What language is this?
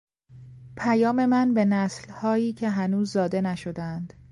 Persian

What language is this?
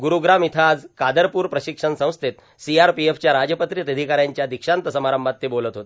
Marathi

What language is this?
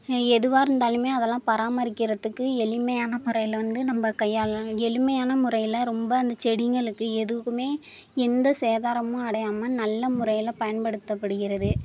Tamil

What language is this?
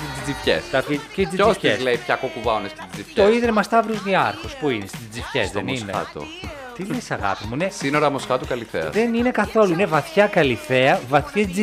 Greek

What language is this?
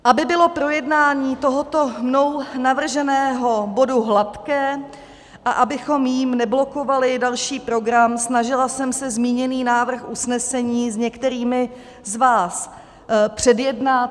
Czech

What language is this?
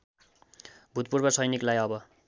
Nepali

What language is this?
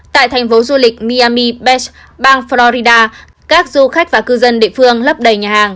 Vietnamese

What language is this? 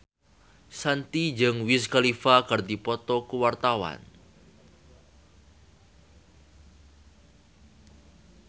Sundanese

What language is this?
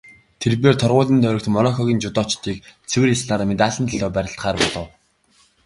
Mongolian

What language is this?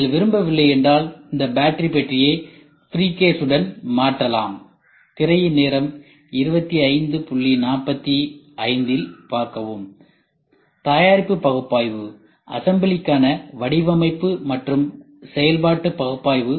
Tamil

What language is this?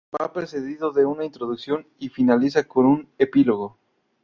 Spanish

